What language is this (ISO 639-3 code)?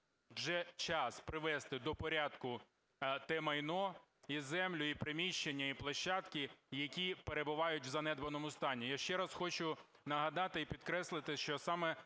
ukr